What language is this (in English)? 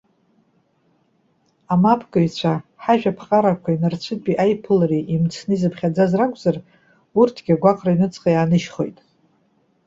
Abkhazian